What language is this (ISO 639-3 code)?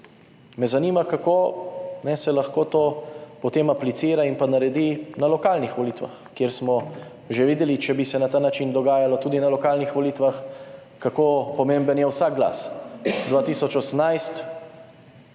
slv